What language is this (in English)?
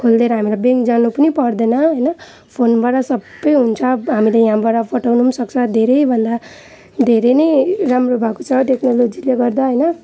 Nepali